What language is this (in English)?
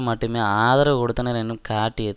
Tamil